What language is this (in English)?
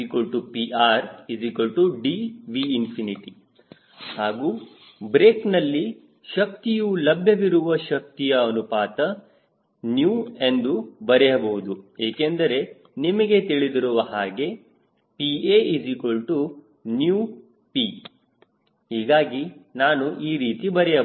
Kannada